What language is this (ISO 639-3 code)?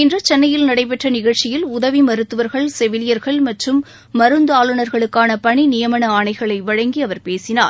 tam